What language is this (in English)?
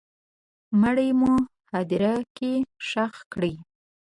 Pashto